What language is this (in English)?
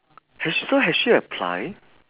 English